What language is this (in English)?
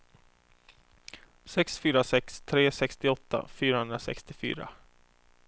Swedish